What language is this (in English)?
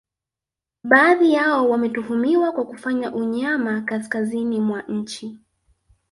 Swahili